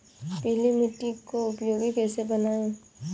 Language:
Hindi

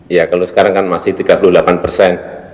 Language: Indonesian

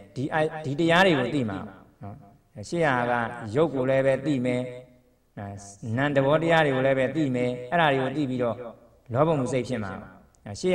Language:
Thai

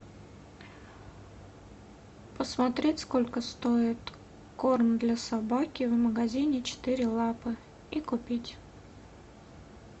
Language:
Russian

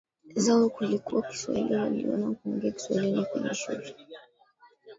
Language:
Swahili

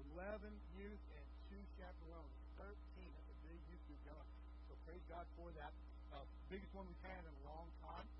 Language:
English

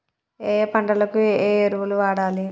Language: Telugu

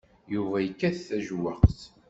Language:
Kabyle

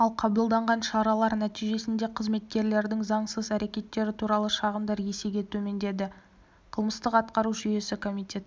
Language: Kazakh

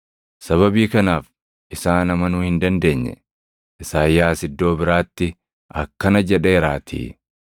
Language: Oromo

